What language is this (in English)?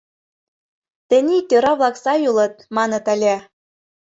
Mari